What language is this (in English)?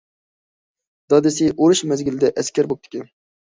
Uyghur